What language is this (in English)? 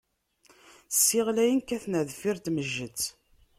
Kabyle